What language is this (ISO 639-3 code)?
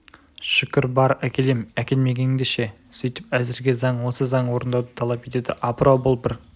kaz